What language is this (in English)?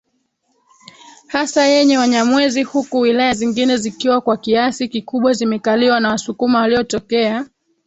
Swahili